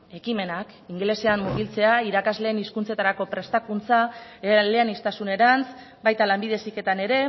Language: Basque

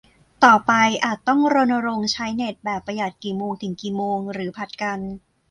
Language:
Thai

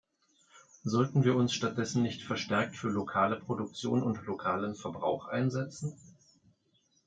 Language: German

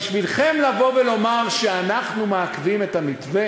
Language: Hebrew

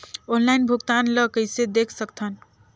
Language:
Chhattisgarhi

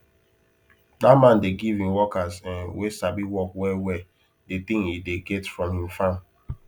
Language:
Nigerian Pidgin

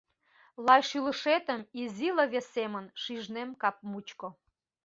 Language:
Mari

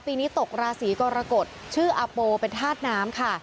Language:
Thai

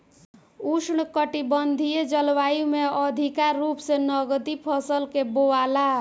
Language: Bhojpuri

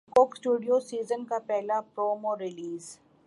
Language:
Urdu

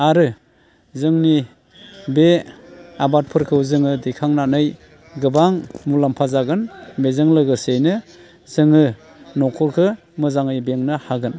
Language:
Bodo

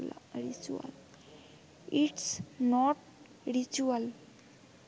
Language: Bangla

